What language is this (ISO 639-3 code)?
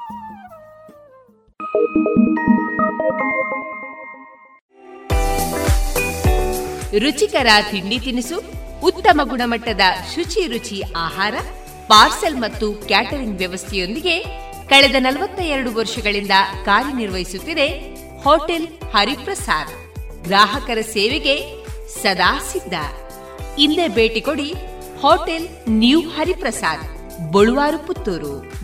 kan